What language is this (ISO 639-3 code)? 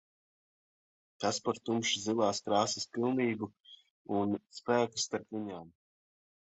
lav